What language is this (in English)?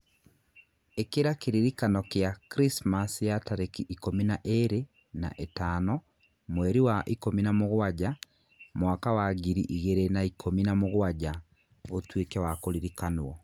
Kikuyu